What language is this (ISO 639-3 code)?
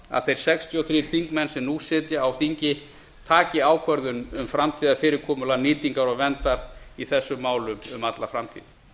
isl